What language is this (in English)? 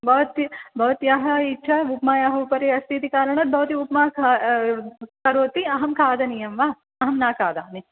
Sanskrit